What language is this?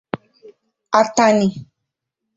Igbo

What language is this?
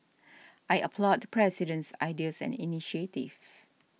English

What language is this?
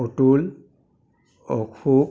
Assamese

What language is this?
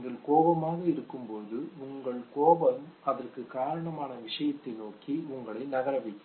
Tamil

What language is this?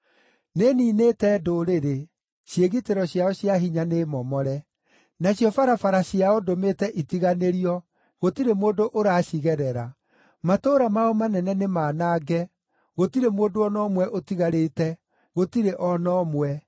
Kikuyu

